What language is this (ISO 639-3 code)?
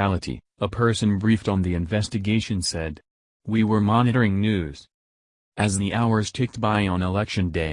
eng